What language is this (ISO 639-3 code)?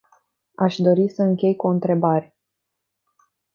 ron